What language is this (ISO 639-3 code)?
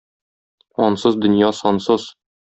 tat